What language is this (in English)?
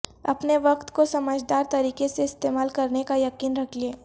Urdu